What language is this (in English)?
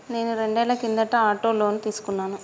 Telugu